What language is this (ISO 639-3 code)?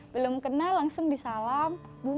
ind